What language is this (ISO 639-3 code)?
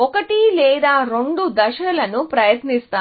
tel